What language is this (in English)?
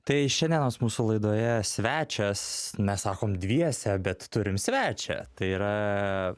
Lithuanian